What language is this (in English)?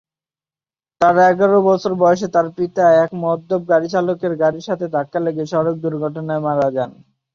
Bangla